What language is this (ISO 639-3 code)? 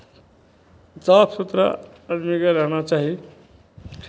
mai